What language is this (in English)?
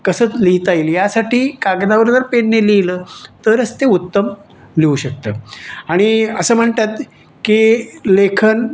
Marathi